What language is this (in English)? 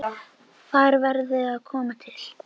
Icelandic